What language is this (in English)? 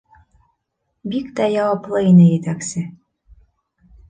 Bashkir